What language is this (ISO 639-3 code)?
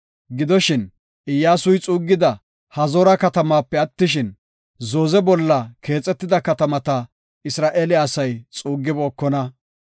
gof